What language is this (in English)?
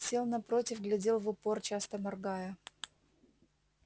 Russian